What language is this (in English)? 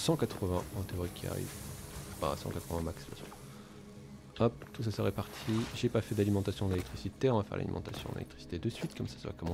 French